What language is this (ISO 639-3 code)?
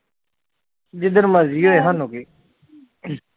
pan